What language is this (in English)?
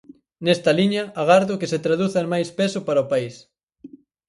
Galician